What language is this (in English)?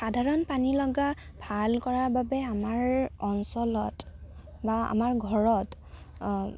Assamese